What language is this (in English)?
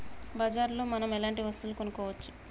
Telugu